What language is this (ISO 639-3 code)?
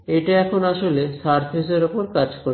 ben